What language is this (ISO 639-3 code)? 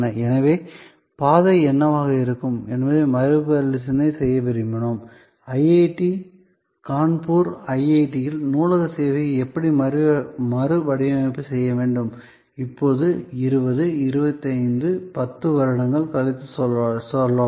tam